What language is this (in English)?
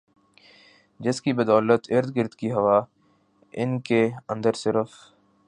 Urdu